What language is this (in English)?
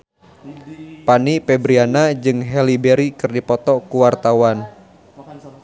Sundanese